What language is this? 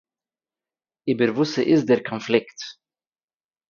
Yiddish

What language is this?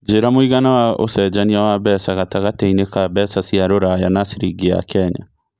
Kikuyu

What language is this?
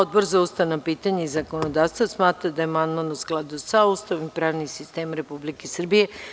Serbian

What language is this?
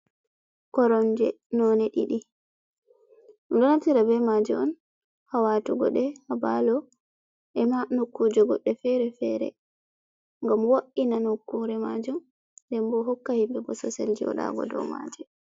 Fula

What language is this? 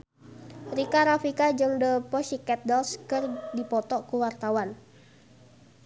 Sundanese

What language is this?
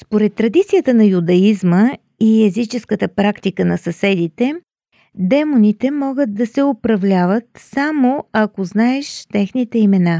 Bulgarian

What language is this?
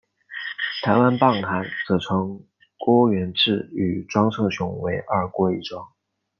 Chinese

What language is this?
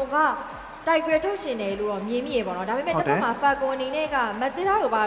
English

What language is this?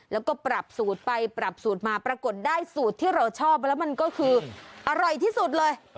Thai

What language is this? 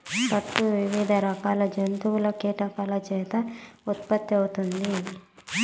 Telugu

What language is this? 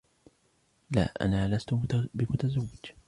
Arabic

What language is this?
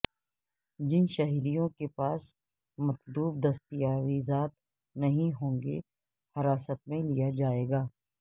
Urdu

